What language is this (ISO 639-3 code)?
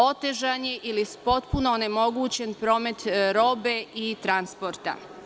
srp